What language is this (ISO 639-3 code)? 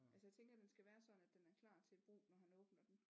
dan